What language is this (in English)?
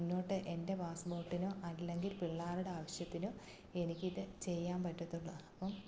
Malayalam